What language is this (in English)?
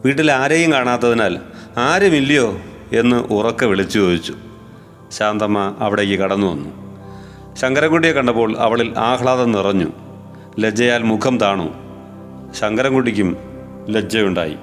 Malayalam